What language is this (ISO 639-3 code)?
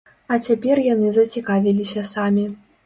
bel